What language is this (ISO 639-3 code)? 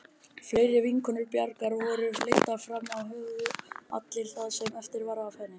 isl